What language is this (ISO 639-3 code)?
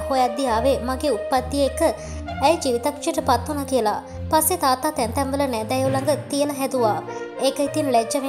tur